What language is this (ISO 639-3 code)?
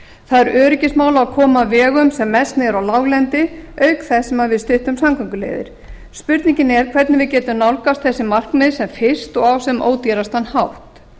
isl